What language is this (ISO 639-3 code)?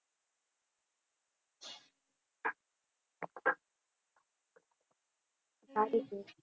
guj